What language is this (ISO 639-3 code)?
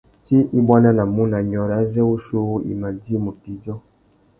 bag